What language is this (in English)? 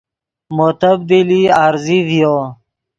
Yidgha